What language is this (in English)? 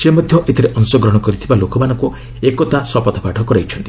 Odia